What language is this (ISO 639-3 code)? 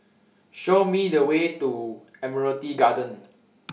eng